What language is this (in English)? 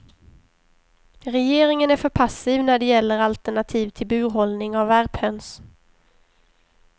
Swedish